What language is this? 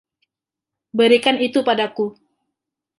Indonesian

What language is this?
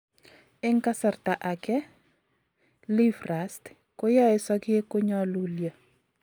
Kalenjin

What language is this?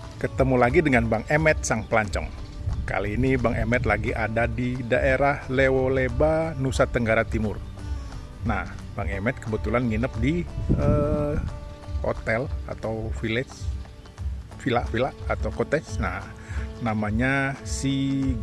Indonesian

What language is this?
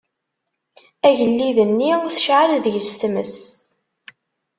Kabyle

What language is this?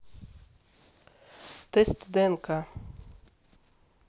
Russian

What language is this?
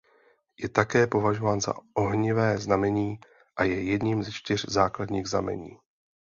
Czech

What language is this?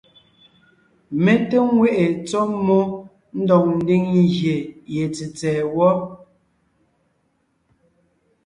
Ngiemboon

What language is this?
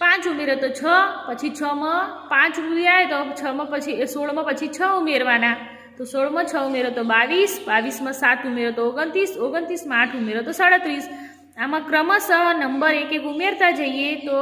Hindi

